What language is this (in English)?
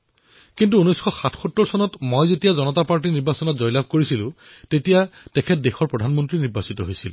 Assamese